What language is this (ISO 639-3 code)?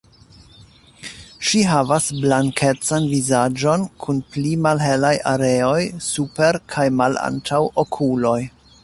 epo